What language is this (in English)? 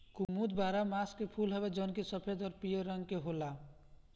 Bhojpuri